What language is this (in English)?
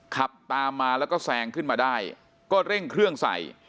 Thai